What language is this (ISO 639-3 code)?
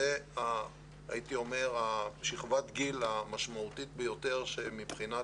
heb